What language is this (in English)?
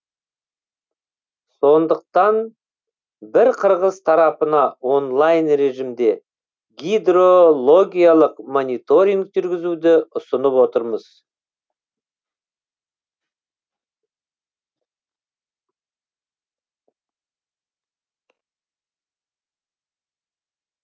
Kazakh